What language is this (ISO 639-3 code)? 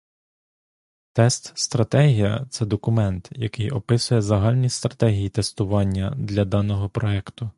ukr